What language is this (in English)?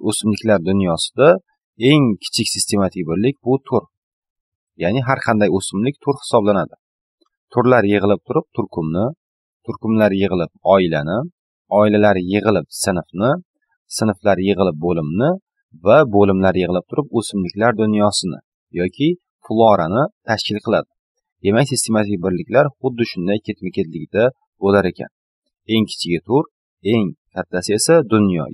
Turkish